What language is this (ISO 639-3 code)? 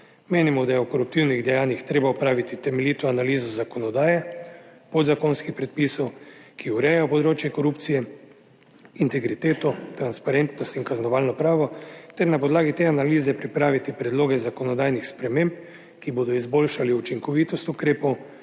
slv